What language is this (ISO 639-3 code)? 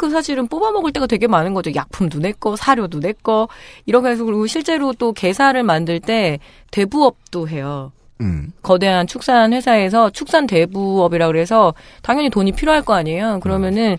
kor